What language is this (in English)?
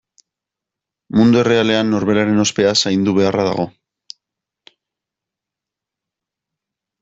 Basque